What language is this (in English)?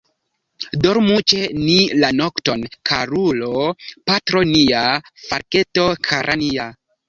Esperanto